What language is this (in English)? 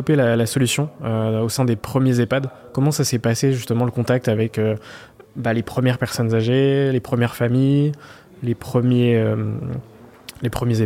French